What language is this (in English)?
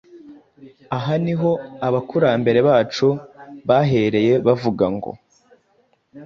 Kinyarwanda